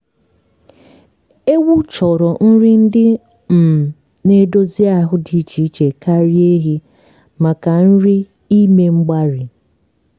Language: Igbo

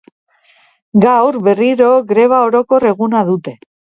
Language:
Basque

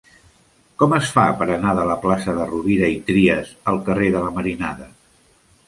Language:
Catalan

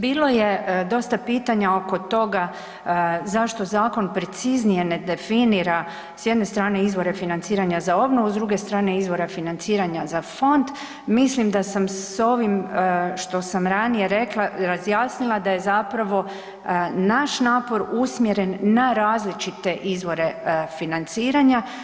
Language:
Croatian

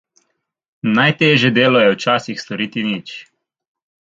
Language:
Slovenian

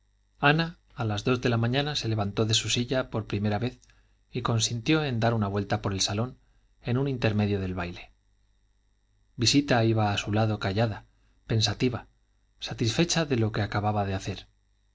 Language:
Spanish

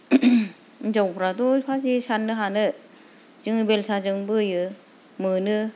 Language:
Bodo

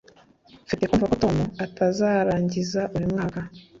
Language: Kinyarwanda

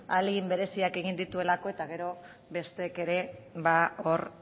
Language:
Basque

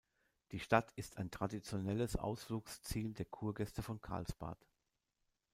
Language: German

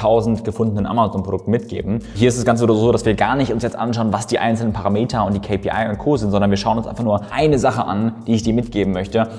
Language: German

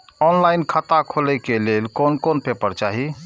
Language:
Maithili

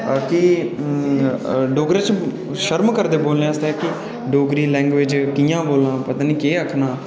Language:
Dogri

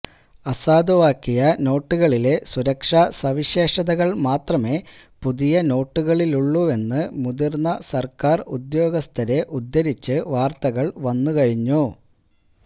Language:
Malayalam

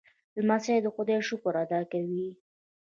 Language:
Pashto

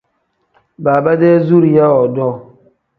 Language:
Tem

